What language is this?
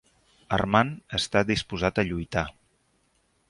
Catalan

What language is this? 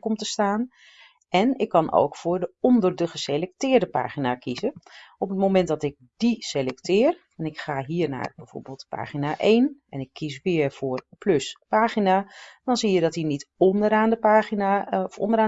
Dutch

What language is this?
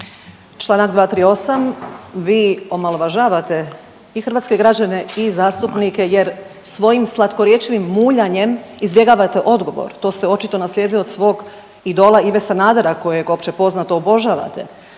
Croatian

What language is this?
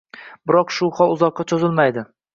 Uzbek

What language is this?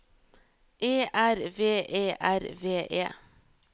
Norwegian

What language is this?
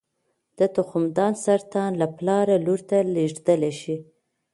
Pashto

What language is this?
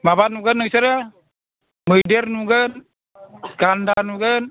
Bodo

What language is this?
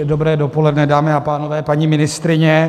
Czech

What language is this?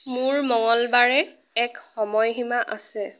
Assamese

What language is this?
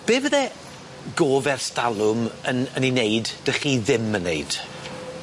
Welsh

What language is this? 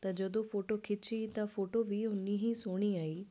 Punjabi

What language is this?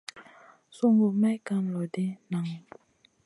Masana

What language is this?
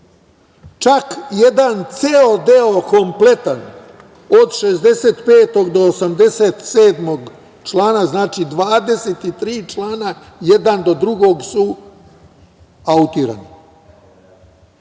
Serbian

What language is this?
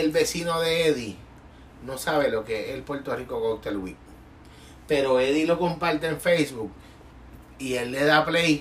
Spanish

